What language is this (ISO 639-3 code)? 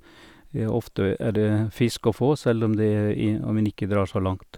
nor